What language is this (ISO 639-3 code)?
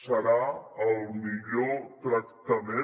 cat